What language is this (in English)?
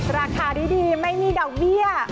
Thai